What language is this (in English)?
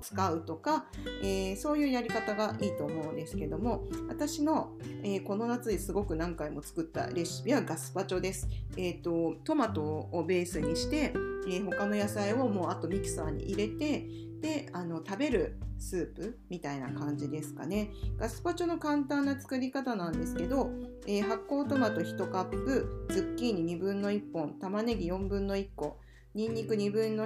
Japanese